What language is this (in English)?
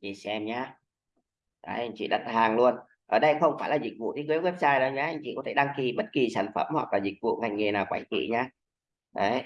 Vietnamese